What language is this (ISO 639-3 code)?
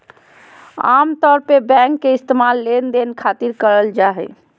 mag